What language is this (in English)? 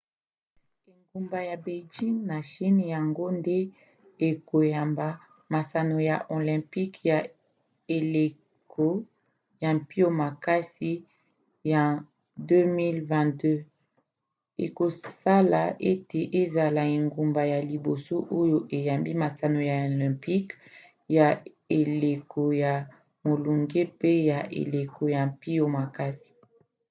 Lingala